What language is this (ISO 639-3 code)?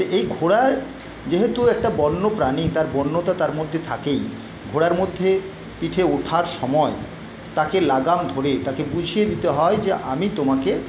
ben